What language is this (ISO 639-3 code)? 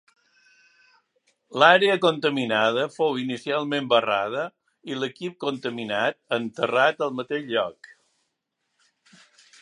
cat